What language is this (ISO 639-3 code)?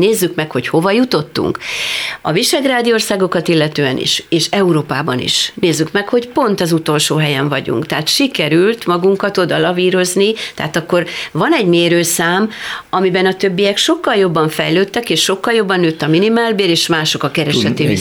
hun